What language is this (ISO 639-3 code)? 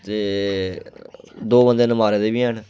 doi